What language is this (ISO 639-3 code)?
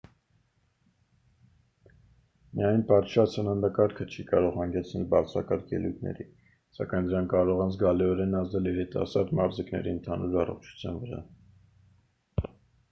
hye